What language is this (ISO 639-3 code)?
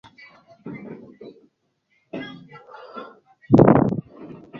swa